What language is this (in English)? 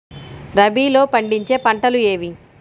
Telugu